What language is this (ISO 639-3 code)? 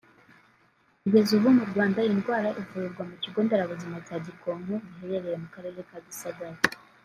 kin